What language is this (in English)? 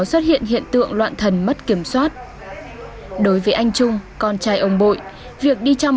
Vietnamese